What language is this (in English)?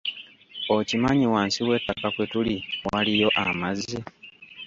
Ganda